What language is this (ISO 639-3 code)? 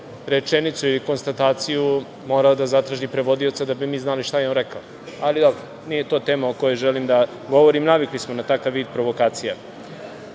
srp